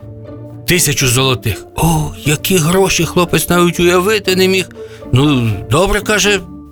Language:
Ukrainian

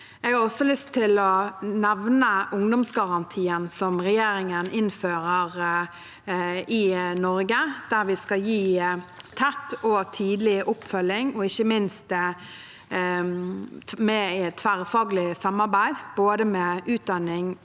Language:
Norwegian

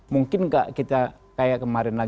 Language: Indonesian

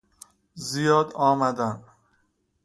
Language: Persian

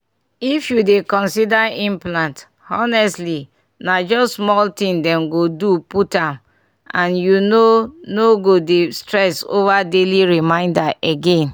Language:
Nigerian Pidgin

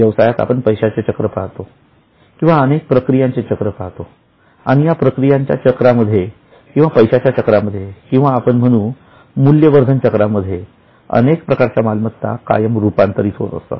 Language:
Marathi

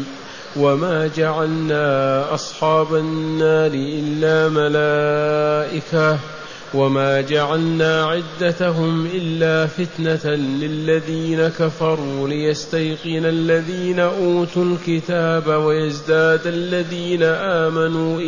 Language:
Arabic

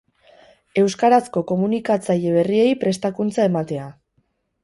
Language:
Basque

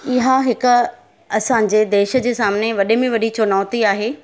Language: Sindhi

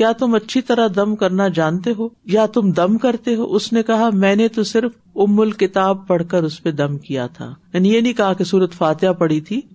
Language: Urdu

